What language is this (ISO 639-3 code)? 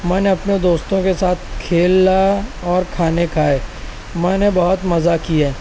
urd